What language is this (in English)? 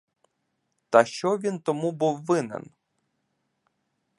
Ukrainian